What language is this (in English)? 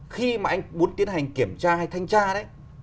Vietnamese